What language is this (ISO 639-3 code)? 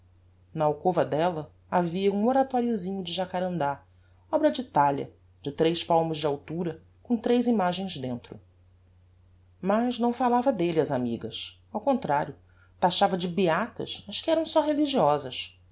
por